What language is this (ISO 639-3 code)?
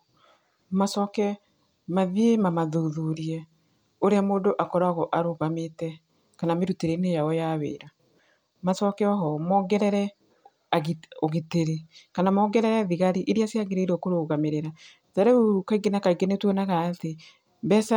kik